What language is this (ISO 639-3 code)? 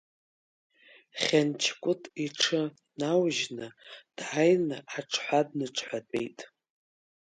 abk